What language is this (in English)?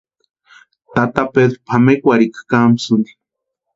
Western Highland Purepecha